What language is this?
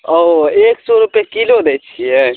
Maithili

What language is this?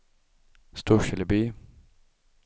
Swedish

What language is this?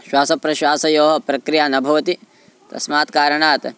Sanskrit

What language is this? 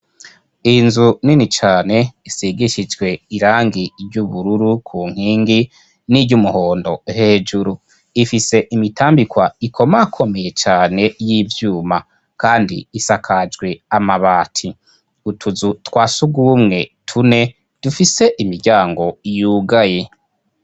Rundi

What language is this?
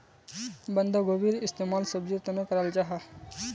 Magahi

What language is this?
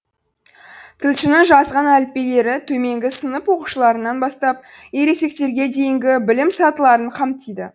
Kazakh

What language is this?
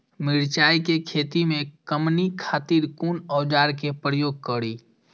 Maithili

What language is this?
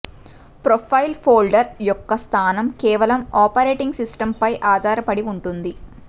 Telugu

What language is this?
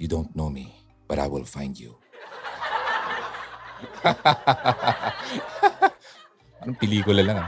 Filipino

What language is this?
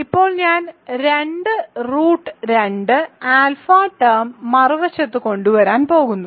Malayalam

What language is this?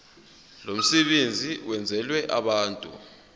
Zulu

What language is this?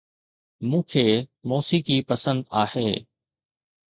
Sindhi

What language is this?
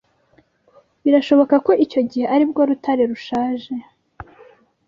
Kinyarwanda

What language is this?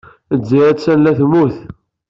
Kabyle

